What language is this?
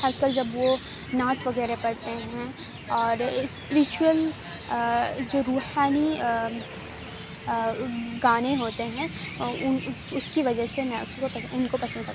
Urdu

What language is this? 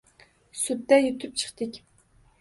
Uzbek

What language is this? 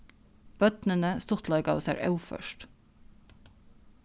Faroese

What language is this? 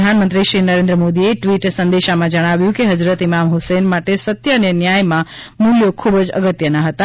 Gujarati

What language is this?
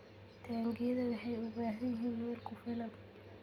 Somali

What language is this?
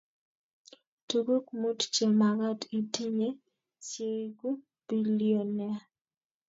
Kalenjin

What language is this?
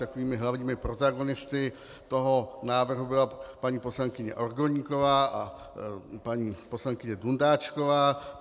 Czech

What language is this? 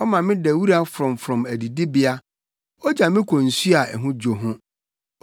Akan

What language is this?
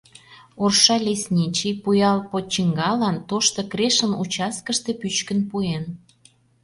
Mari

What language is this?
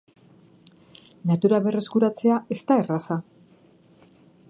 Basque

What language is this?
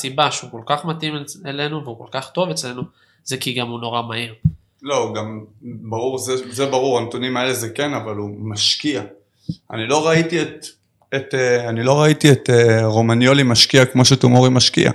Hebrew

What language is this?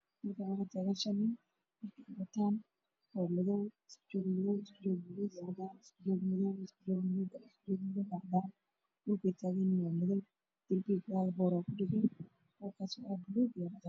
Somali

